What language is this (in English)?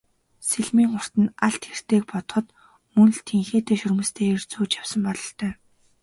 Mongolian